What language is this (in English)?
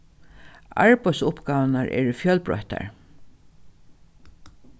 Faroese